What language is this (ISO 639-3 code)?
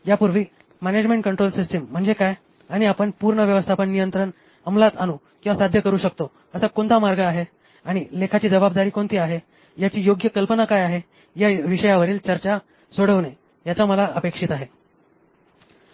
mar